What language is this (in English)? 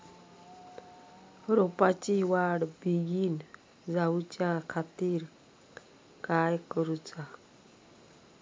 Marathi